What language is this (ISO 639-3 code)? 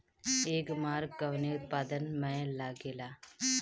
bho